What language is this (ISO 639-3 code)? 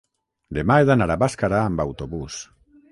cat